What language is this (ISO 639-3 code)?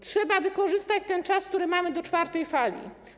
pol